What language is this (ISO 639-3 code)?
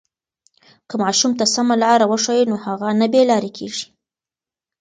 pus